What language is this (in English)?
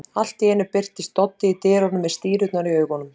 Icelandic